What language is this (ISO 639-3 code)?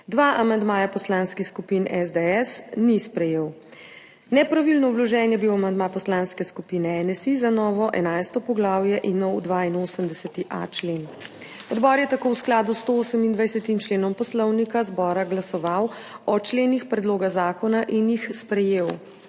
slv